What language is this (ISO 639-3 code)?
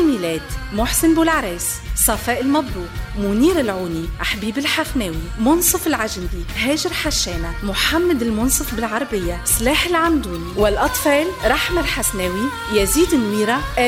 ara